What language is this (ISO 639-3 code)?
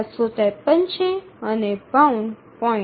guj